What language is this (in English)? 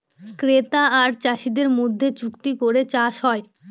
Bangla